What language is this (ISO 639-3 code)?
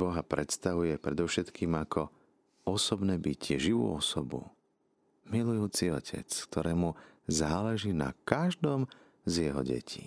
slk